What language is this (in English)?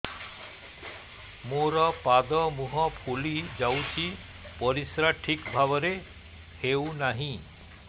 Odia